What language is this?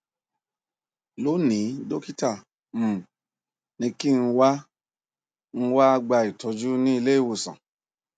Yoruba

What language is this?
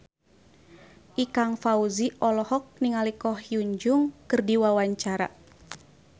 Sundanese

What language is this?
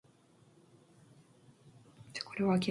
Korean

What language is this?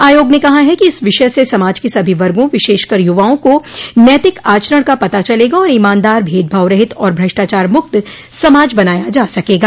Hindi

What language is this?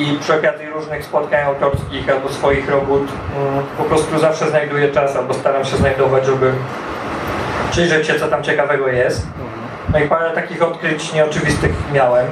Polish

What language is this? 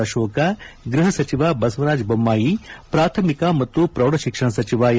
Kannada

